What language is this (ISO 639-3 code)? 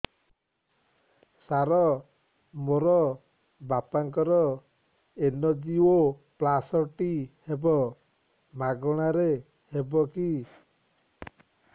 ori